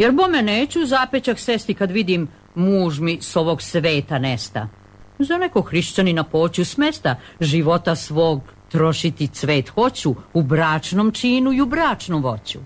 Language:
Croatian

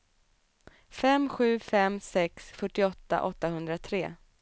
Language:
Swedish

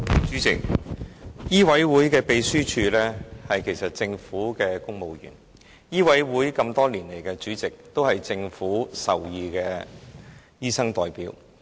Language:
Cantonese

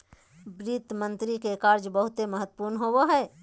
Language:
Magahi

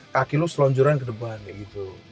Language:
Indonesian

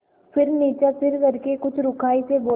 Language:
Hindi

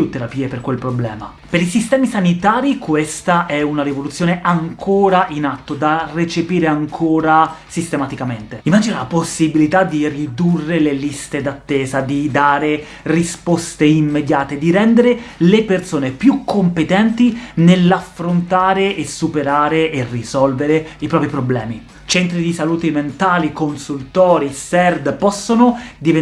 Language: Italian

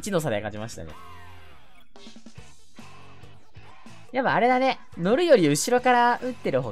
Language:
Japanese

